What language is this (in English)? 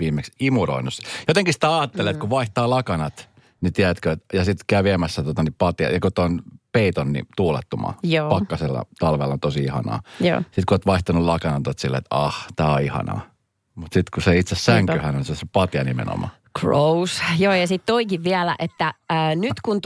Finnish